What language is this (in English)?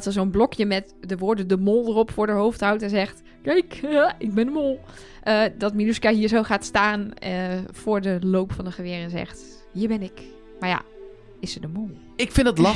Dutch